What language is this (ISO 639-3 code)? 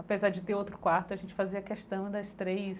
por